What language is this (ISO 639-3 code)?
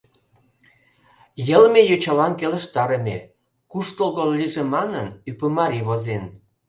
chm